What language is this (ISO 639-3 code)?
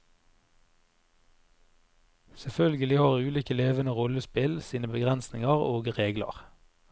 nor